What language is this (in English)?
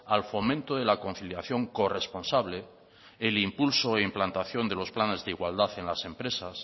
Spanish